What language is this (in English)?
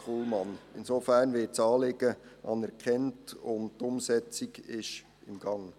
Swiss German